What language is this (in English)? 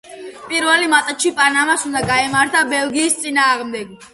Georgian